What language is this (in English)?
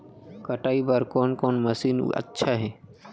Chhattisgarhi